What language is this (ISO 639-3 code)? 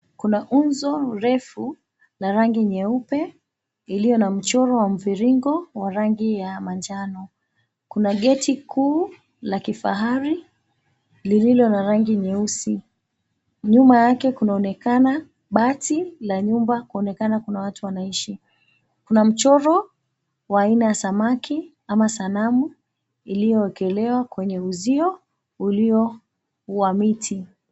swa